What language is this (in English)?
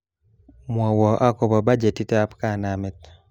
Kalenjin